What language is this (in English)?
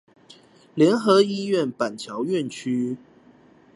Chinese